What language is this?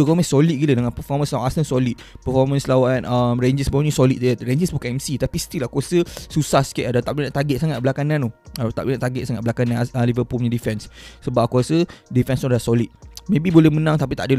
Malay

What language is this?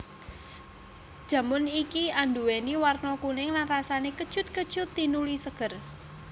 Javanese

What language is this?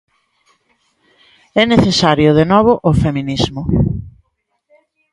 Galician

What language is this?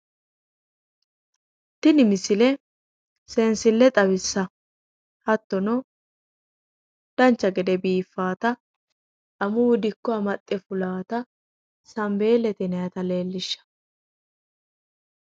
Sidamo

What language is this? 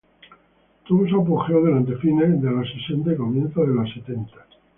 Spanish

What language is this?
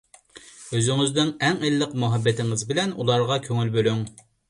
Uyghur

